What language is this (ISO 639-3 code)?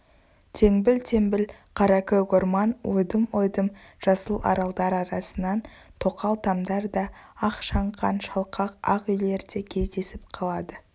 kaz